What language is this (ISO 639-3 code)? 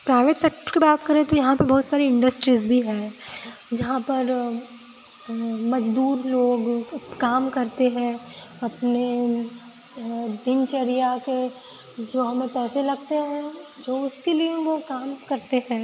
hin